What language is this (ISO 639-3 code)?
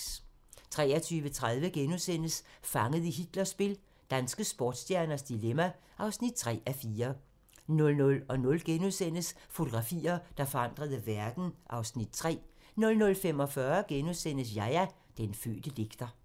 dan